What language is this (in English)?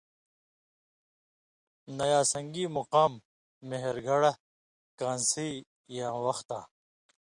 Indus Kohistani